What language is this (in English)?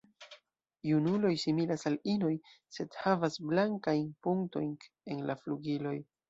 Esperanto